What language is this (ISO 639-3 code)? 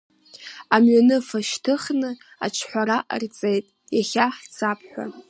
abk